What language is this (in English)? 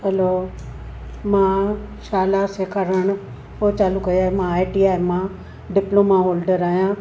Sindhi